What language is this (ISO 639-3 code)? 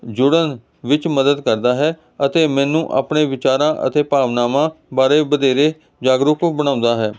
pan